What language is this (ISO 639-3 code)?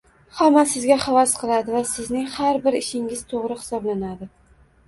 uzb